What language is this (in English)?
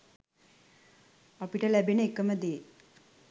Sinhala